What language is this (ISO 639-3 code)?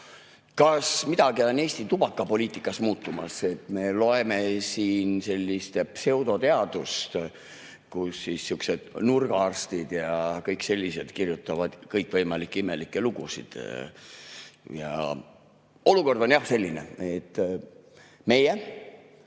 est